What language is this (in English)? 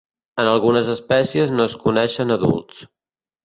Catalan